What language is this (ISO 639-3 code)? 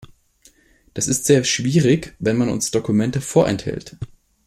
deu